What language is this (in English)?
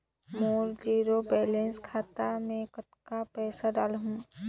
Chhattisgarhi